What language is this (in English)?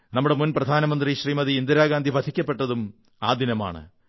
Malayalam